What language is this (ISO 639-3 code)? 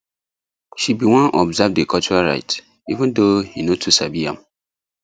pcm